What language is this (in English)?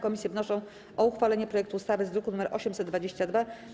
Polish